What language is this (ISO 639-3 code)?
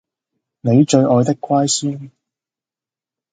yue